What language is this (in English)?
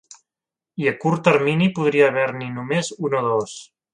Catalan